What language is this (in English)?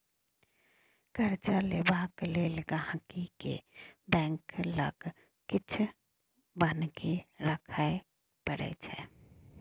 Maithili